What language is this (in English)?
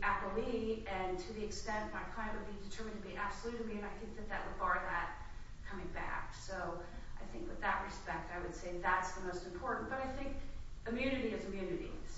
English